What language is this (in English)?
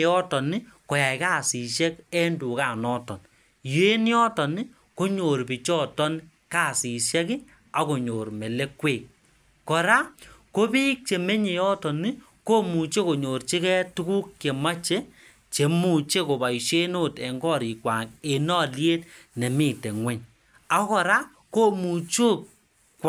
Kalenjin